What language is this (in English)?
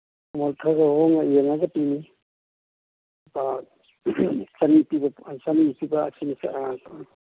Manipuri